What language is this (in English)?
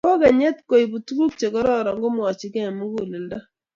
Kalenjin